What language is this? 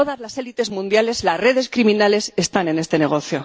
Spanish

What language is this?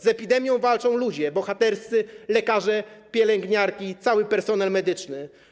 Polish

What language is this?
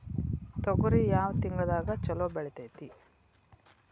Kannada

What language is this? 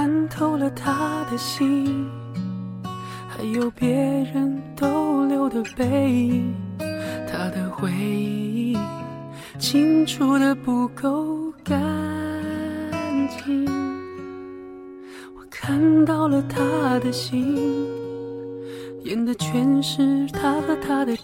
Chinese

